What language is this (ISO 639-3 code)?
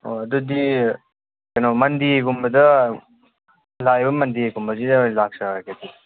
mni